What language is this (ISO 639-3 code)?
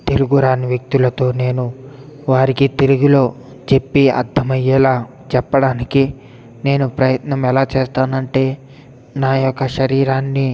tel